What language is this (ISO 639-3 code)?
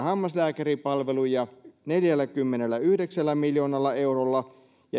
fin